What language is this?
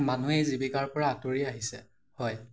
Assamese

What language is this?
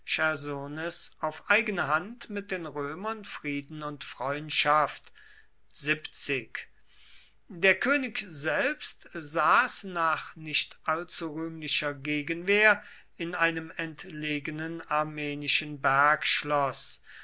German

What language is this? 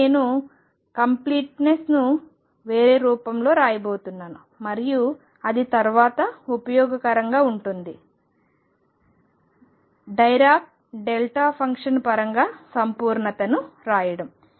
Telugu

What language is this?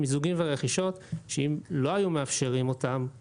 Hebrew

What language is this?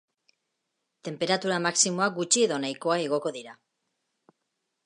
Basque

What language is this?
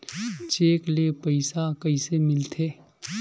Chhattisgarhi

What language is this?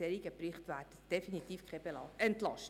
Swiss German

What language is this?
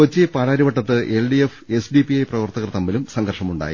Malayalam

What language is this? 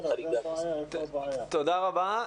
Hebrew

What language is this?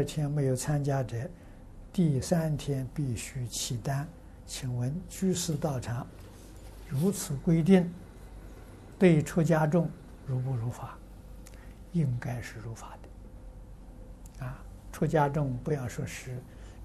Chinese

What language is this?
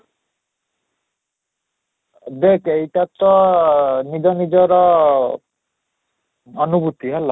Odia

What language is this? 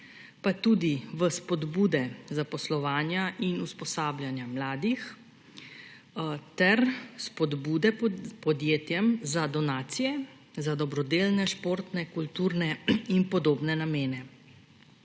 Slovenian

